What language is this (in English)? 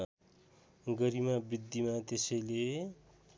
Nepali